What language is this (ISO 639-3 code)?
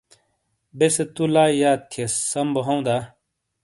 scl